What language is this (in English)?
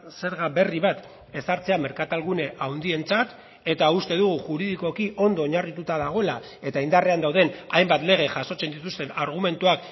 Basque